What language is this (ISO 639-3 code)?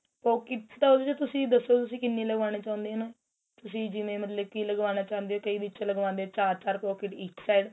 pan